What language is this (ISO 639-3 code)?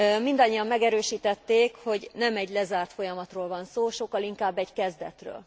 hun